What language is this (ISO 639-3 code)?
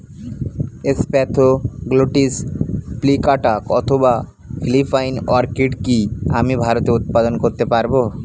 ben